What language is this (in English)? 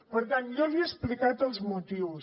Catalan